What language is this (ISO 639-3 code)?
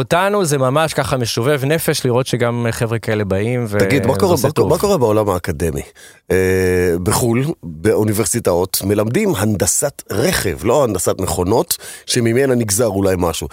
heb